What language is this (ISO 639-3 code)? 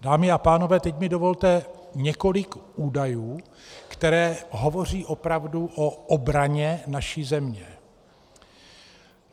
ces